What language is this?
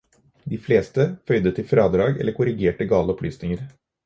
Norwegian Bokmål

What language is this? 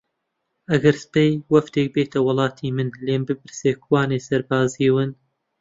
Central Kurdish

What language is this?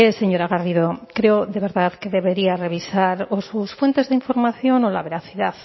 Spanish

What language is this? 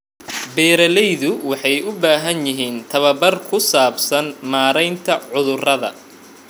Somali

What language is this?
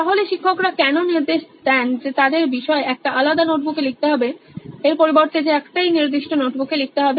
Bangla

